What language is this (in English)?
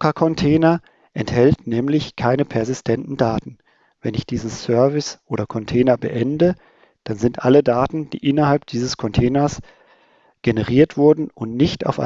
German